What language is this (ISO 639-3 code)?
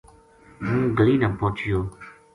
gju